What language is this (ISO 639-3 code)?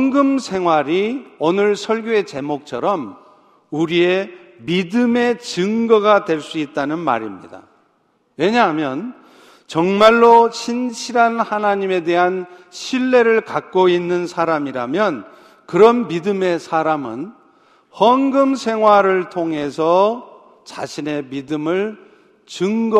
kor